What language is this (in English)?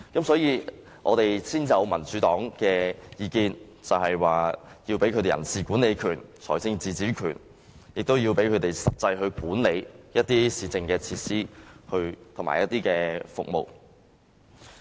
Cantonese